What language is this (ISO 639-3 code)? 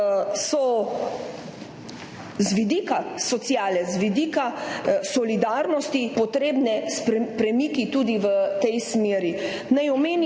slv